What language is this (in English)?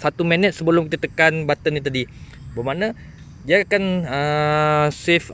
Malay